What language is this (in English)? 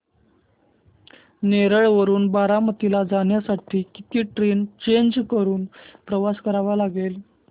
Marathi